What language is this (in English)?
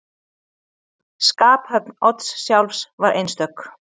Icelandic